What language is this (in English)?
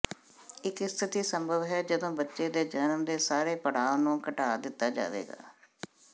Punjabi